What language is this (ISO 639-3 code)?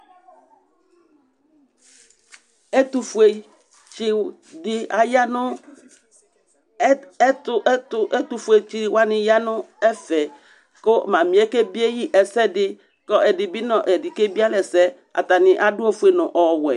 kpo